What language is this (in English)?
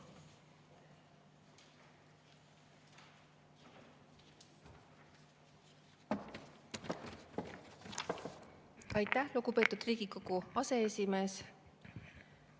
Estonian